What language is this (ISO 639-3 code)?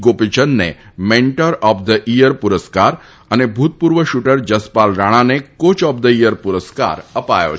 guj